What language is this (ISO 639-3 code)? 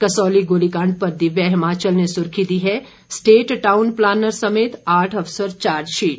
hin